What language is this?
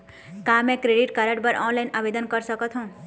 Chhattisgarhi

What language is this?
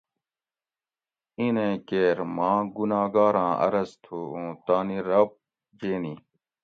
Gawri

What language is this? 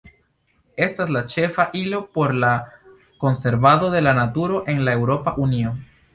Esperanto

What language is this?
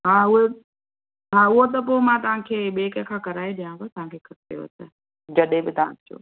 Sindhi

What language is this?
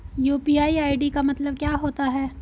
Hindi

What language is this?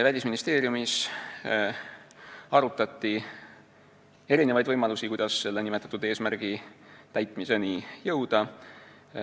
Estonian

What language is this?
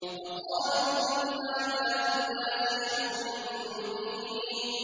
Arabic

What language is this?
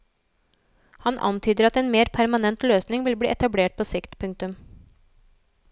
Norwegian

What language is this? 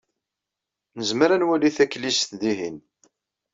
Kabyle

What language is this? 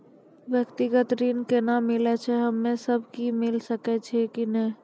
Maithili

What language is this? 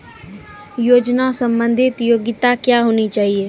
Maithili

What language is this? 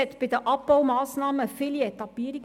Swiss German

